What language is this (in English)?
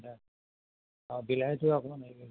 Assamese